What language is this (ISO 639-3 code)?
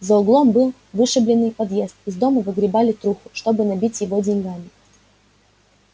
rus